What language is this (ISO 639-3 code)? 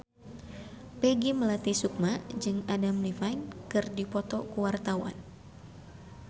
sun